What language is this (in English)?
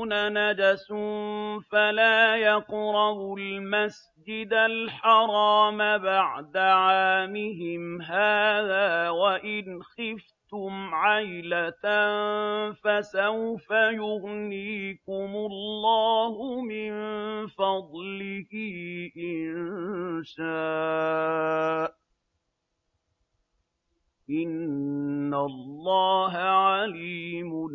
Arabic